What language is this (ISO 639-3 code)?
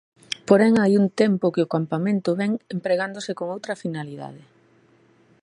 glg